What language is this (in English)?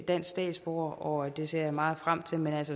Danish